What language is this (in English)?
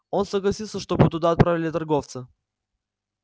Russian